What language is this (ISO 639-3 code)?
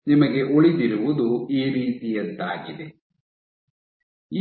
kan